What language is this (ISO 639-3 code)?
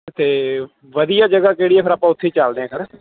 pan